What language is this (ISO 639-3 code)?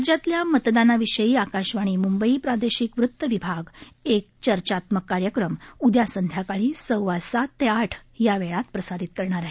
mar